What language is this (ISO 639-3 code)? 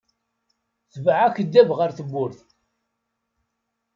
kab